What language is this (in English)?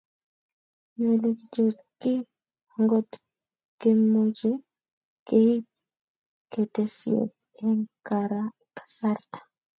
Kalenjin